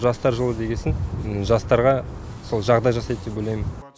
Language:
Kazakh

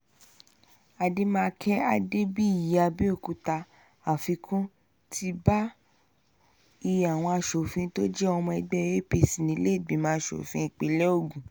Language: Yoruba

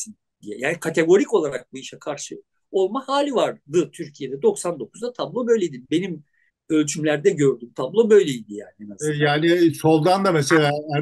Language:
Turkish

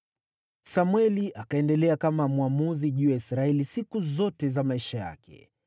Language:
Swahili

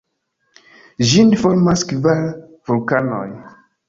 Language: Esperanto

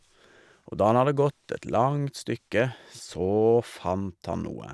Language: Norwegian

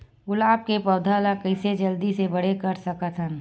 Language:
Chhattisgarhi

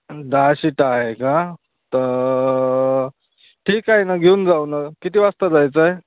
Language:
Marathi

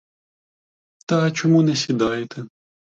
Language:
Ukrainian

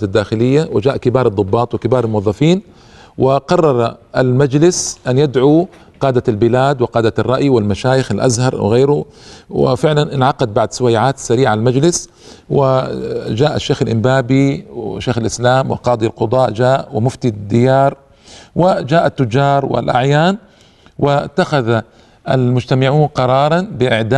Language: Arabic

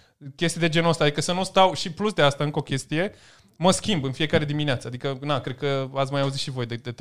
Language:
Romanian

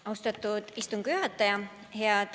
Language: Estonian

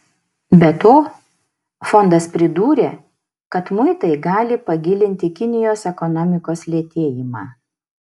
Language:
Lithuanian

